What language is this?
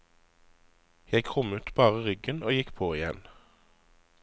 Norwegian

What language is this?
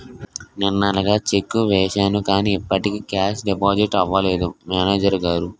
Telugu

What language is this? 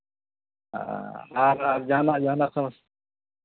Santali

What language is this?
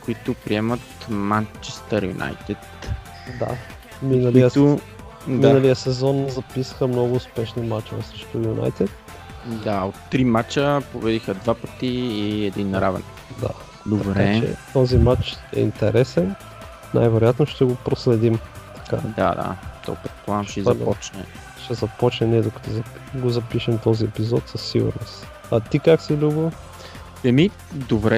Bulgarian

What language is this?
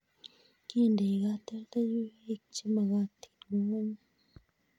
Kalenjin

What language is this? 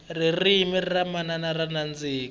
Tsonga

